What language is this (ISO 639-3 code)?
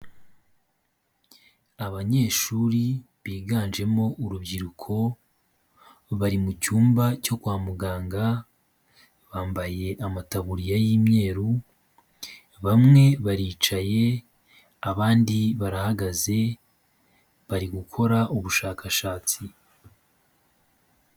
kin